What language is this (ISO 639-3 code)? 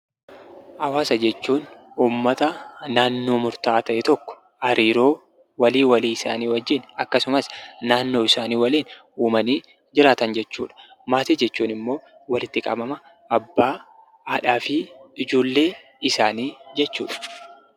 orm